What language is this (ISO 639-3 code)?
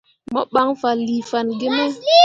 mua